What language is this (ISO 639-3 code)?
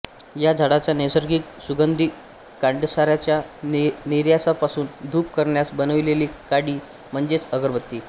mar